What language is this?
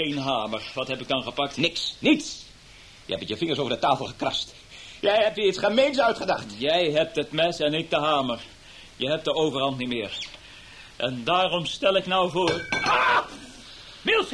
Dutch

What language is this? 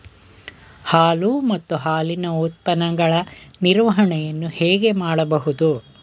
Kannada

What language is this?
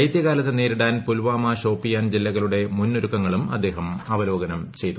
Malayalam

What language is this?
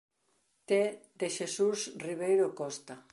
Galician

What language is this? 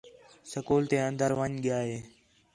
Khetrani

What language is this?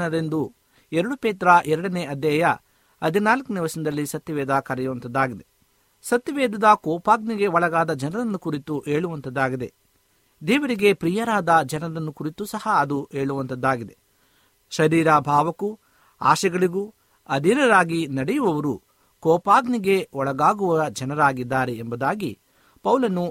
Kannada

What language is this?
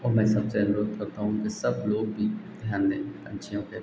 Hindi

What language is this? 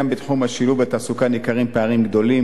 Hebrew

